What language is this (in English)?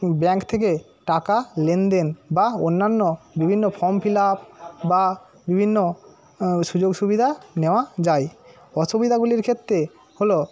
Bangla